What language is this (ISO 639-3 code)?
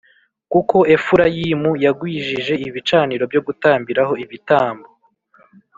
kin